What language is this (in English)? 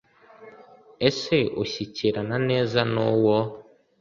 Kinyarwanda